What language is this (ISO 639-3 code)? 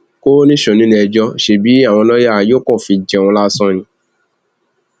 yor